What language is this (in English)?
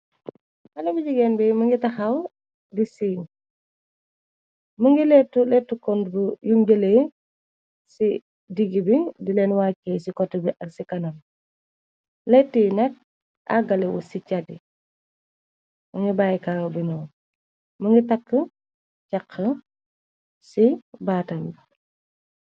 Wolof